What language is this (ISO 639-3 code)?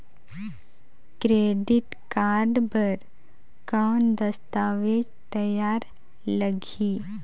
hne